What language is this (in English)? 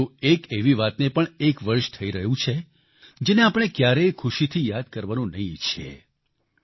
Gujarati